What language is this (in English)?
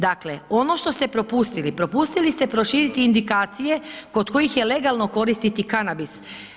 Croatian